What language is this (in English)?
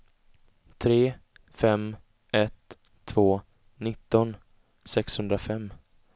Swedish